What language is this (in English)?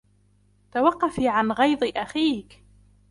Arabic